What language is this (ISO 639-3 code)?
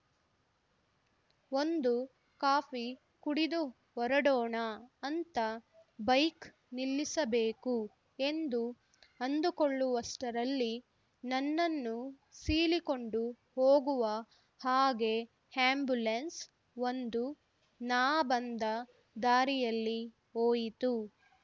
kan